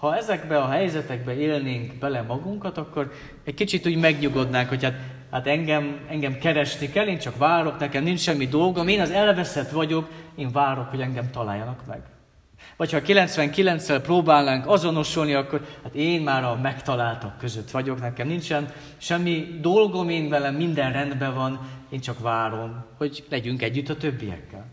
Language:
Hungarian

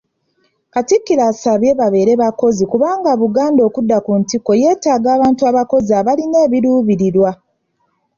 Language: Ganda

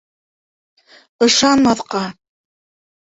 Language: Bashkir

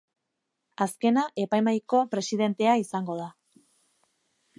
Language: Basque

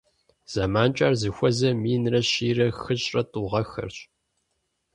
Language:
Kabardian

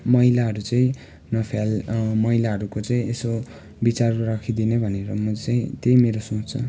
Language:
Nepali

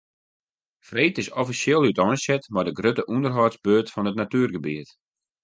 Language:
Western Frisian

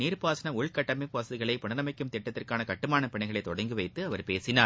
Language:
Tamil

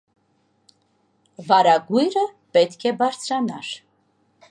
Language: Armenian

